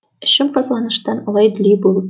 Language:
Kazakh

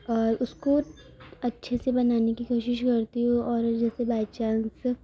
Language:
Urdu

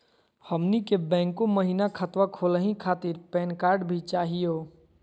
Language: Magahi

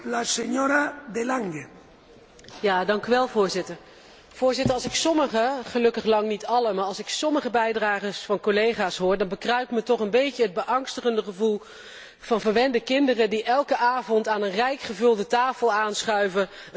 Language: Dutch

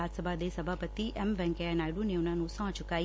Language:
Punjabi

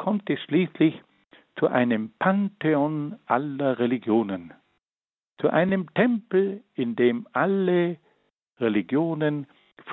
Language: German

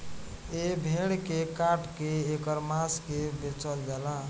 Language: Bhojpuri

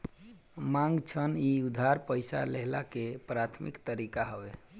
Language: Bhojpuri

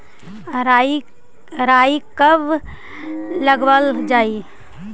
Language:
Magahi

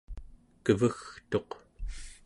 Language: Central Yupik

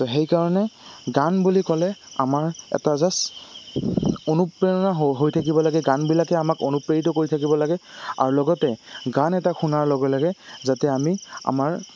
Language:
Assamese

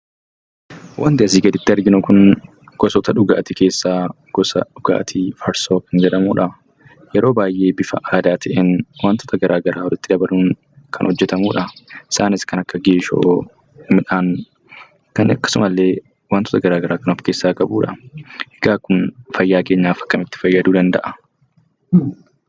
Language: Oromo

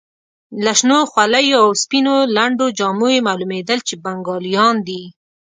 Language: Pashto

